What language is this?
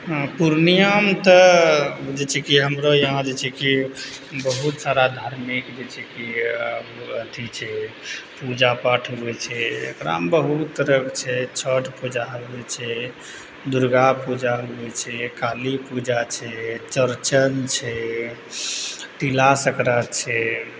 Maithili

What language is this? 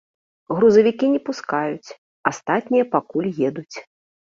Belarusian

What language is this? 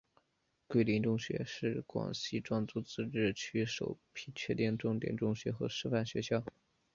Chinese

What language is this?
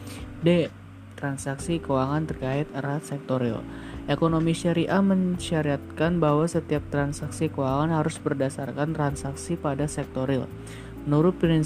Indonesian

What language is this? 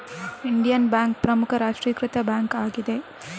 Kannada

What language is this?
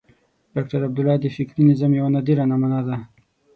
Pashto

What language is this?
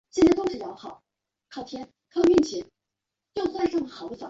Chinese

